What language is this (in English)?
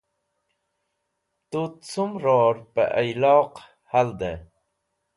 Wakhi